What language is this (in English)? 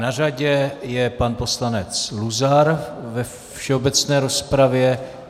Czech